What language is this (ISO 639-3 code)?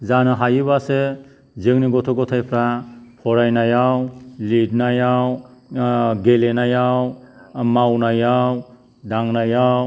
brx